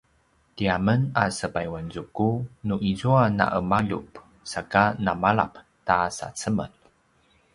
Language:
Paiwan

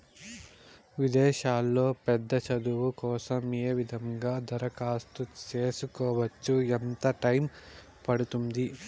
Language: Telugu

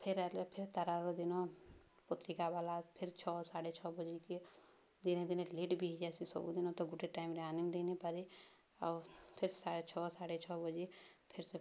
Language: Odia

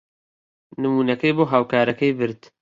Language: Central Kurdish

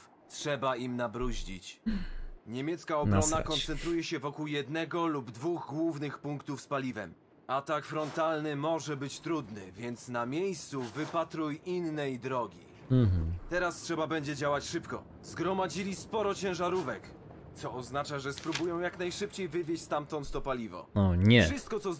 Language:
Polish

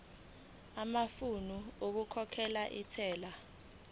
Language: Zulu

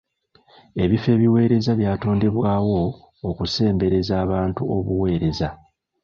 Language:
Ganda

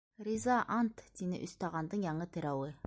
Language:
Bashkir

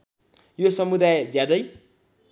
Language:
Nepali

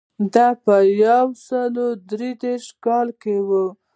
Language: Pashto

